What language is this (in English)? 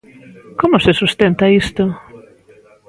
Galician